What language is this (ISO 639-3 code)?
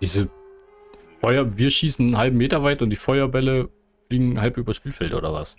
deu